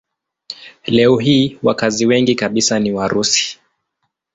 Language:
Swahili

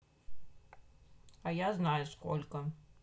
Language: Russian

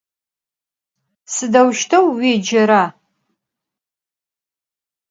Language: Adyghe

